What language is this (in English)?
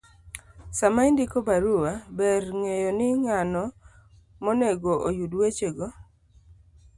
Luo (Kenya and Tanzania)